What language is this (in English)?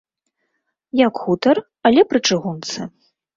Belarusian